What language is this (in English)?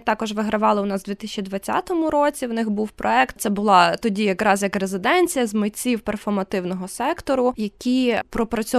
Ukrainian